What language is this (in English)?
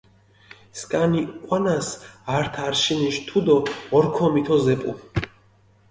Mingrelian